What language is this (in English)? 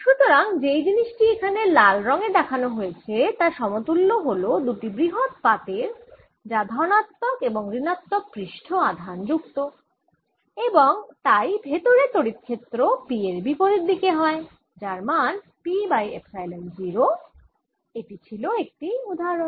Bangla